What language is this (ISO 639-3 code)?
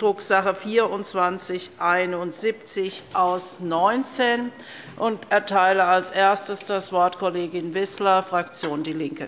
deu